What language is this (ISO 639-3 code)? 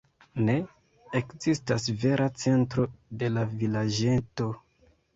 epo